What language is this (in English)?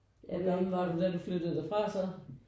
Danish